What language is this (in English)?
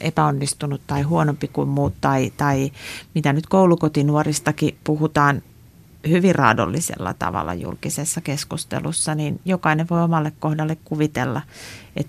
Finnish